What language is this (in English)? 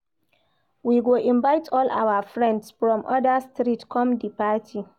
Nigerian Pidgin